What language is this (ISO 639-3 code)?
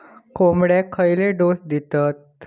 mar